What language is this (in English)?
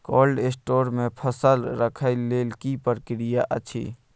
Maithili